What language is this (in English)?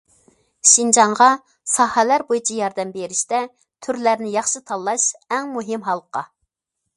Uyghur